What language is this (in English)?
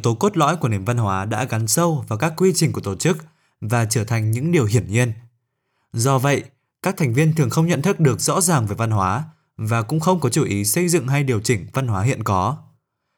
Vietnamese